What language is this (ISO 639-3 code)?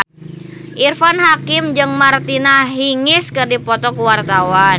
sun